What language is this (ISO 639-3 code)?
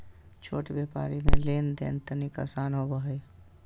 mag